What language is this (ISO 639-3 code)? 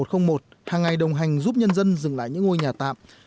vie